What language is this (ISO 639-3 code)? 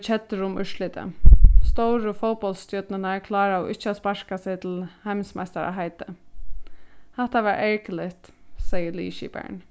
fao